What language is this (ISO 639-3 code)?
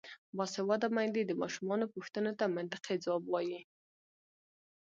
pus